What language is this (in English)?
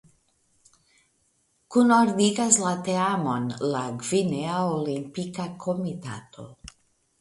Esperanto